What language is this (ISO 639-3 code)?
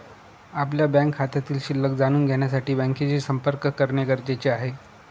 mar